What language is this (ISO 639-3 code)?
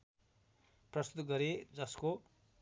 nep